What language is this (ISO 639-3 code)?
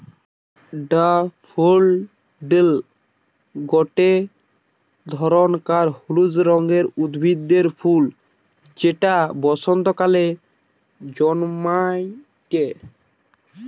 ben